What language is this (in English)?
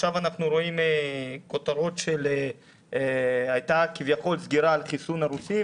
Hebrew